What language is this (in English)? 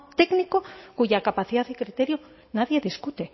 Spanish